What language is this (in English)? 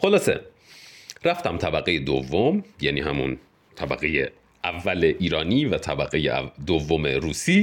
Persian